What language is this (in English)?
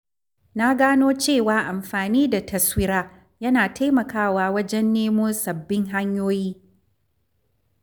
Hausa